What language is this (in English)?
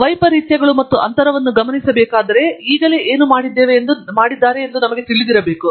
Kannada